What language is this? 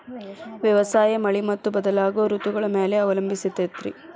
Kannada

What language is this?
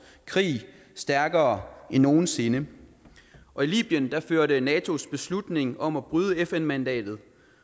Danish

